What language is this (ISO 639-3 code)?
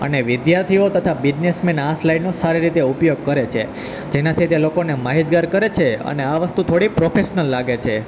guj